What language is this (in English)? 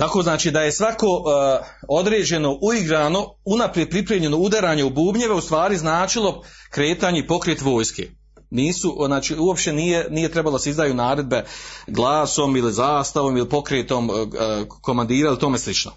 Croatian